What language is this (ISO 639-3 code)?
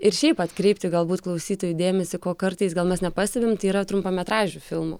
lit